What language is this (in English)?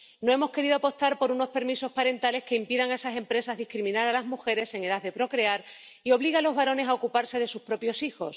Spanish